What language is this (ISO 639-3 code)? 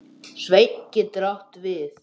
isl